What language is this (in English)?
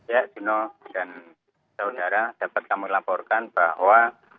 Indonesian